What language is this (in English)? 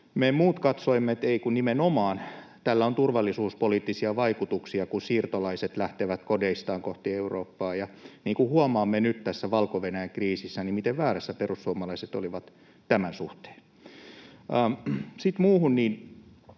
Finnish